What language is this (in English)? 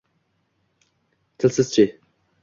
Uzbek